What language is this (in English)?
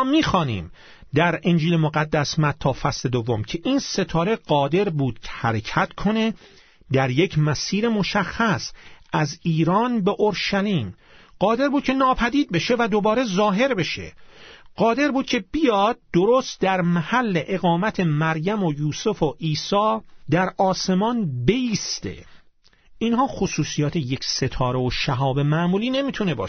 Persian